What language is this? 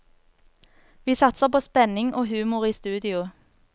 Norwegian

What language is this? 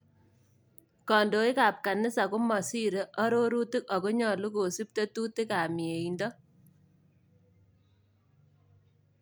Kalenjin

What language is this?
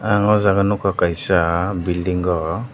Kok Borok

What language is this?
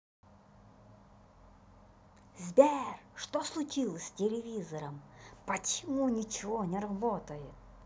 Russian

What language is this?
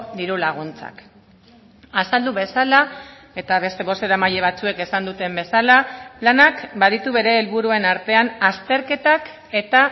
Basque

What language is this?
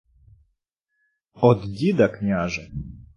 Ukrainian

